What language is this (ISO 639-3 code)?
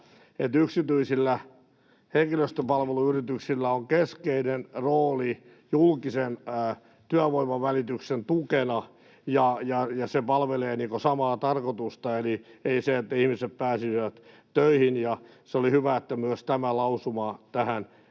fin